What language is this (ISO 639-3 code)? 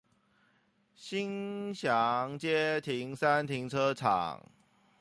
zho